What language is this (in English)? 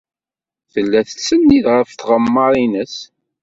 Kabyle